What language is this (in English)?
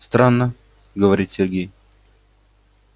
Russian